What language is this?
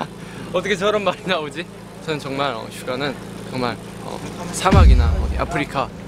Korean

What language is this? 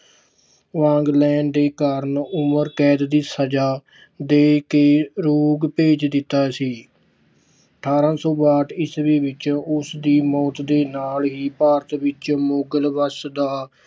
Punjabi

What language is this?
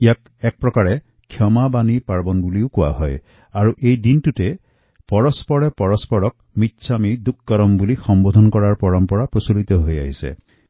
Assamese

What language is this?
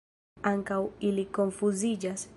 Esperanto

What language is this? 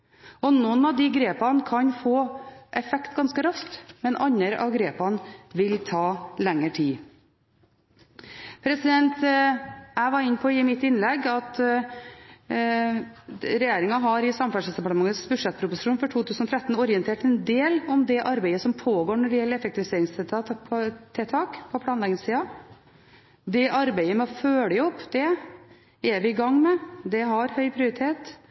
Norwegian Bokmål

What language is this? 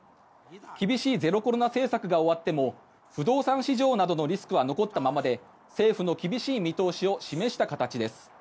Japanese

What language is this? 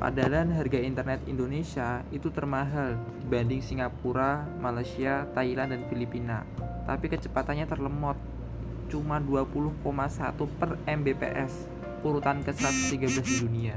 Indonesian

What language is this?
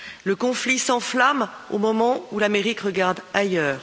French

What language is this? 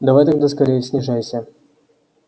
Russian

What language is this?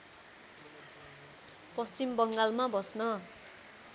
Nepali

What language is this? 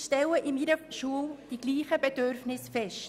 Swiss German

